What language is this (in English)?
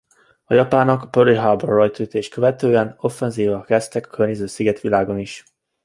Hungarian